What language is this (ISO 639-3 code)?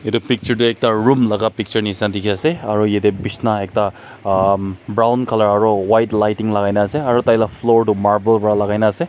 nag